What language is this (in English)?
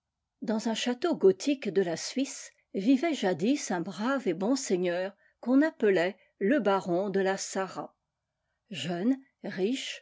French